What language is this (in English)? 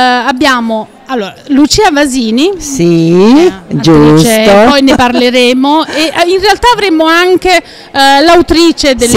Italian